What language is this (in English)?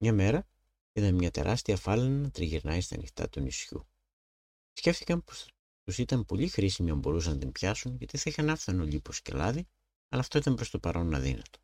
Greek